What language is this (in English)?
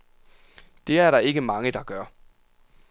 Danish